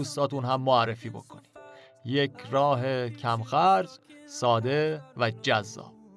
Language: Persian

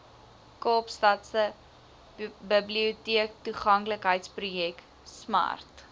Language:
Afrikaans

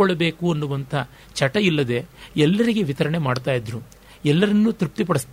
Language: Kannada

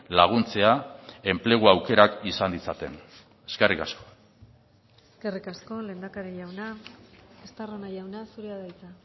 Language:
Basque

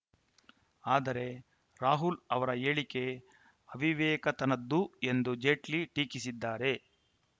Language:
Kannada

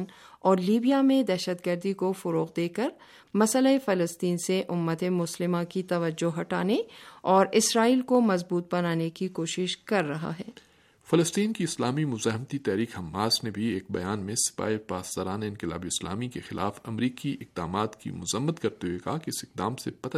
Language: Urdu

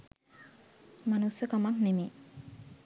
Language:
Sinhala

